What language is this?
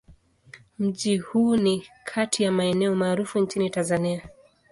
Swahili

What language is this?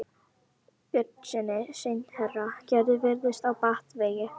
Icelandic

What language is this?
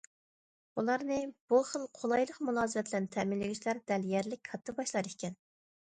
Uyghur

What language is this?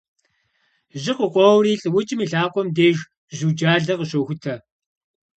Kabardian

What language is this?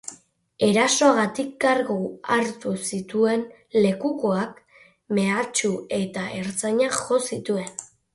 Basque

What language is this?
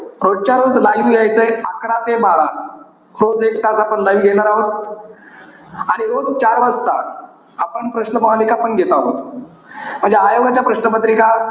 Marathi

